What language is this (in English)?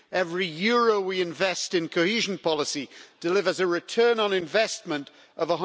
English